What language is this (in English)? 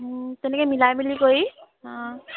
Assamese